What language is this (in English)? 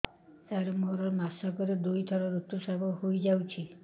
Odia